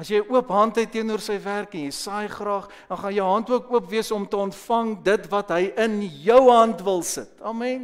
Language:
Dutch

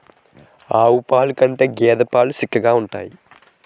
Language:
Telugu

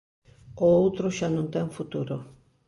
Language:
Galician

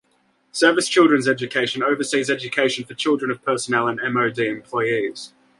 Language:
English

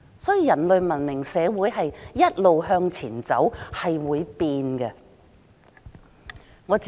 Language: Cantonese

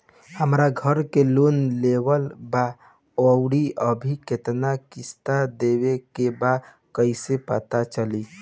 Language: Bhojpuri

